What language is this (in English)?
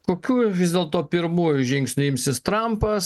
Lithuanian